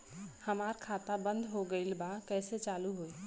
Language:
Bhojpuri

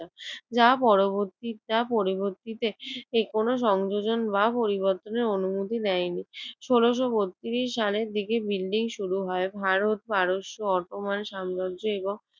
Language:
Bangla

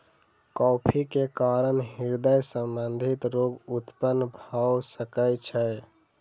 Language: Maithili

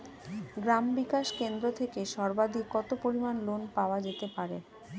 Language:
Bangla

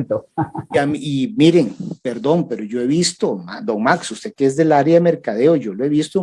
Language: Spanish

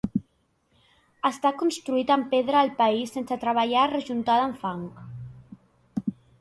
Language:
Catalan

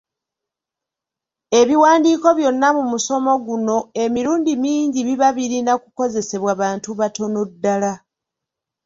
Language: Ganda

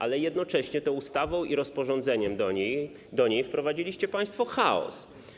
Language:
Polish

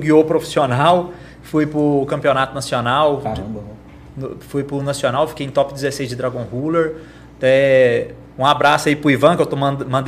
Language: Portuguese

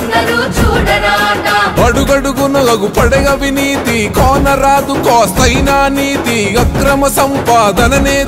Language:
Hindi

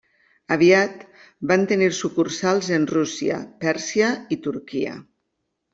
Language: Catalan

